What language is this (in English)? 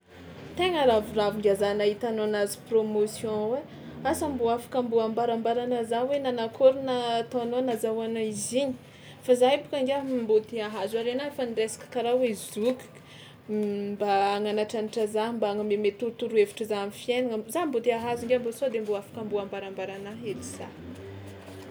Tsimihety Malagasy